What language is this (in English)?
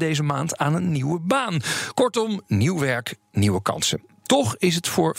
Dutch